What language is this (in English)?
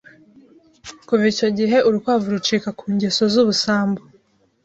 Kinyarwanda